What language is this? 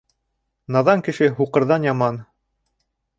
Bashkir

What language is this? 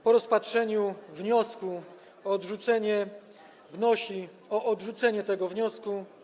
Polish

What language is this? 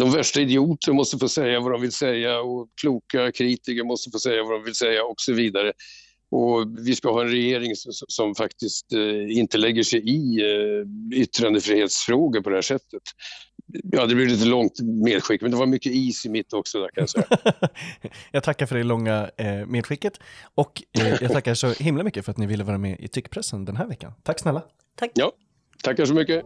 Swedish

